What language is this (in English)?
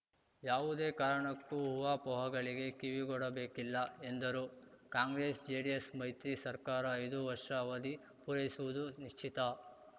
Kannada